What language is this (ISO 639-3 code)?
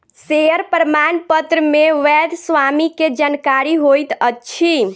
mai